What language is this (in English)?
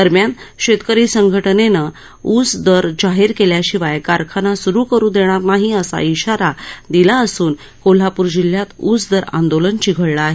Marathi